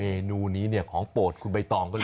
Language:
Thai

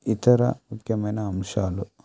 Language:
Telugu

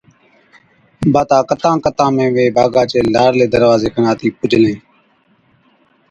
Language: Od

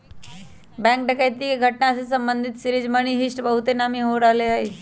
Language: Magahi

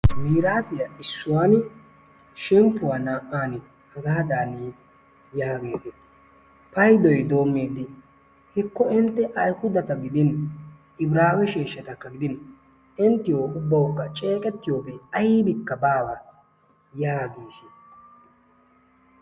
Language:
Wolaytta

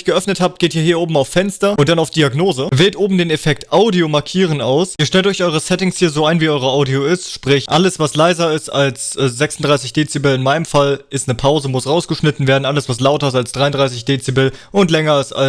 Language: German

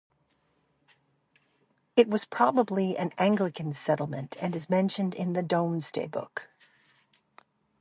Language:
English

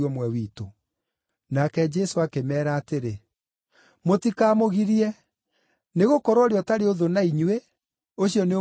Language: Kikuyu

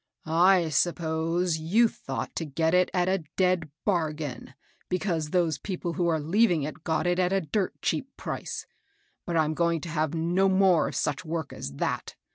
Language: English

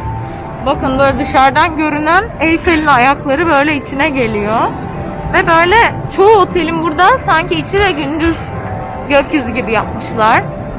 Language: Turkish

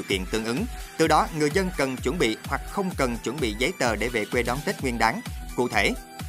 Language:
Vietnamese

